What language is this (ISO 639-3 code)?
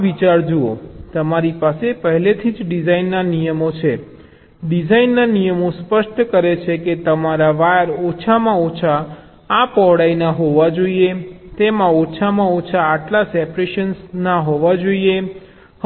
guj